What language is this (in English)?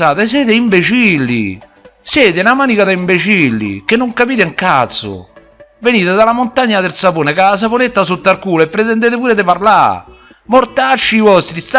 Italian